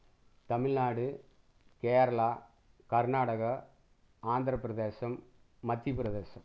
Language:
Tamil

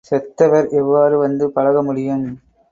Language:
Tamil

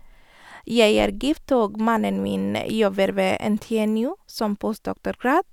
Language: Norwegian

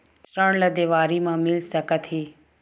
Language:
Chhattisgarhi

